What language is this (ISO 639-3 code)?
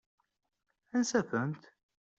kab